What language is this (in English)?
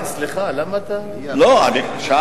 Hebrew